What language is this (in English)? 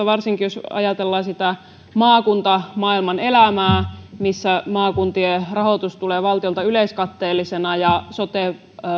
Finnish